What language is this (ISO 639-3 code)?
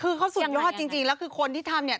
tha